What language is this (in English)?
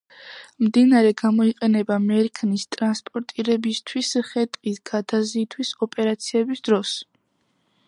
Georgian